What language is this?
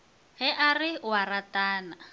Northern Sotho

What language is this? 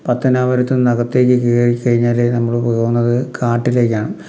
Malayalam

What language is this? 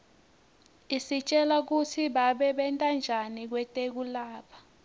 Swati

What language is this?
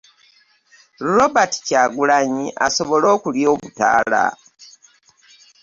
Ganda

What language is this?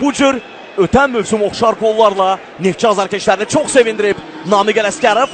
Turkish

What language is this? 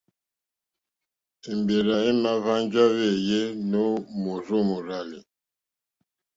Mokpwe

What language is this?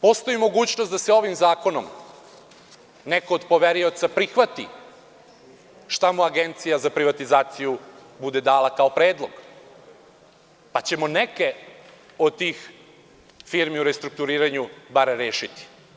Serbian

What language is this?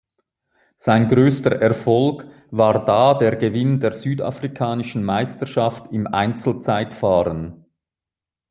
German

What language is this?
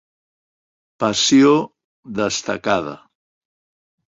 Catalan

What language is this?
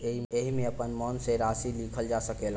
Bhojpuri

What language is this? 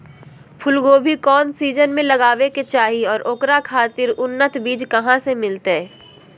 Magahi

